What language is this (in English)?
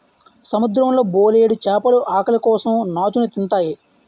Telugu